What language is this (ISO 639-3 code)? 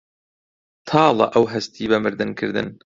ckb